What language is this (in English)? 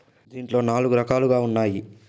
Telugu